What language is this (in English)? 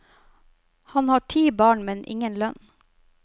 Norwegian